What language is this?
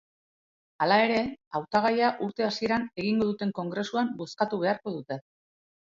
Basque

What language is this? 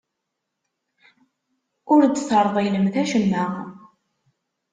Kabyle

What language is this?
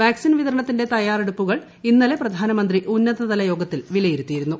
Malayalam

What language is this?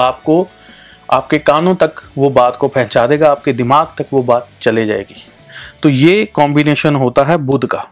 Hindi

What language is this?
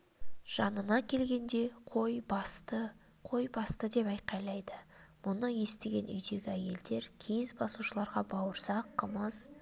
Kazakh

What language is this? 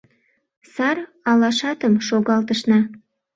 Mari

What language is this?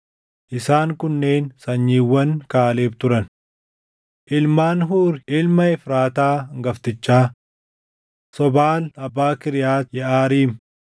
Oromo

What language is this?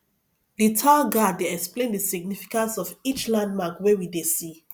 Nigerian Pidgin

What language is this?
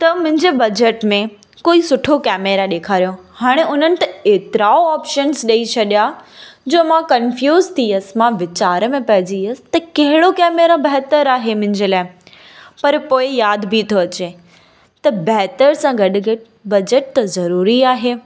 Sindhi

